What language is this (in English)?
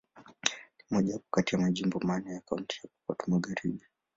Swahili